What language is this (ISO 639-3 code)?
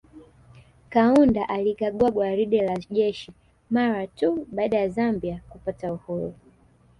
swa